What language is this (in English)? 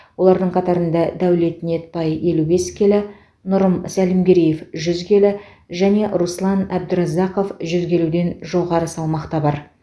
Kazakh